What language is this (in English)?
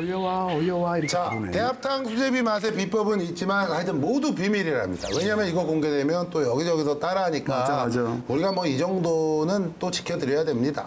Korean